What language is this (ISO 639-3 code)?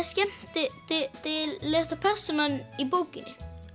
isl